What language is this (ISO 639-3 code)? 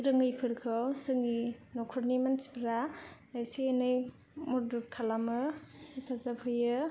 brx